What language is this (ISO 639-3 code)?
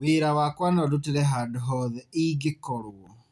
kik